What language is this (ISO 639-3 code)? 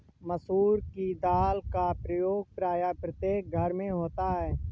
hin